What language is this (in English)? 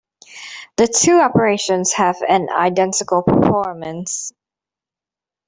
English